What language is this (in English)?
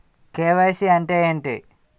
Telugu